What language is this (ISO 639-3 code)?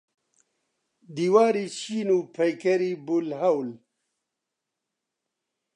ckb